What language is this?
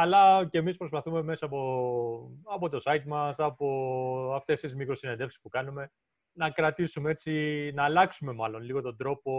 Greek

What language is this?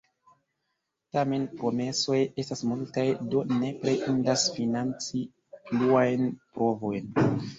Esperanto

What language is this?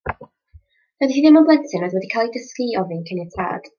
Welsh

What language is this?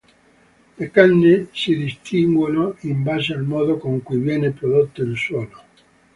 Italian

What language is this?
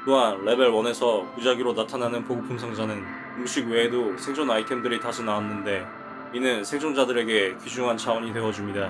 Korean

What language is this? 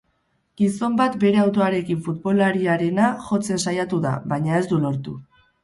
Basque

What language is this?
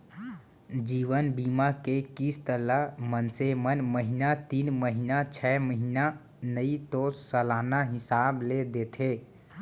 Chhattisgarhi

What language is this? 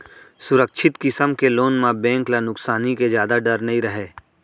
Chhattisgarhi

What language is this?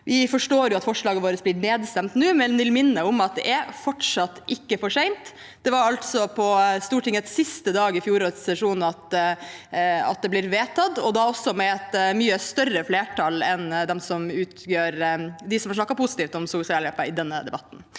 Norwegian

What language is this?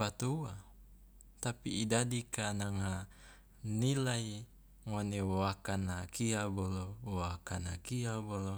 Loloda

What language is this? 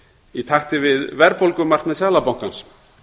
Icelandic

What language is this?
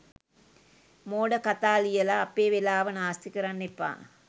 Sinhala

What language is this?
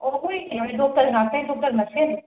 Manipuri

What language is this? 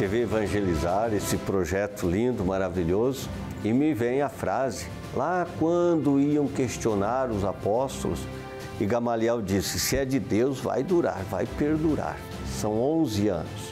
Portuguese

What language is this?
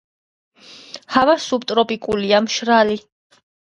Georgian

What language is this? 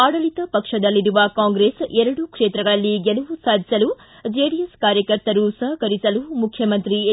Kannada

